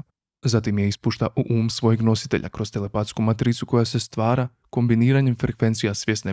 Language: Croatian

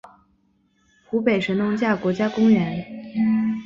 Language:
Chinese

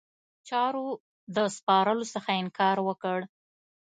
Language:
Pashto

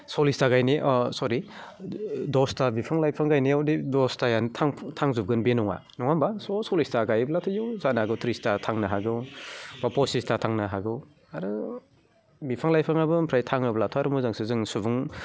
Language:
Bodo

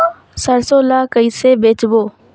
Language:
Chhattisgarhi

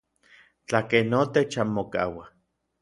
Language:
Orizaba Nahuatl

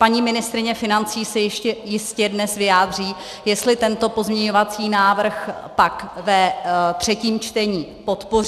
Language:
Czech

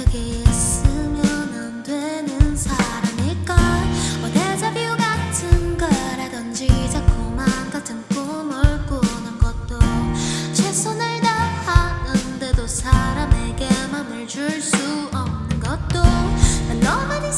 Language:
Korean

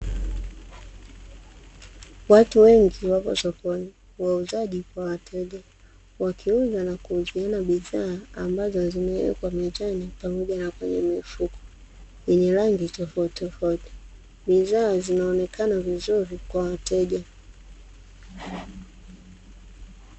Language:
Swahili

